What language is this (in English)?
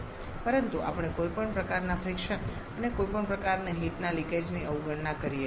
Gujarati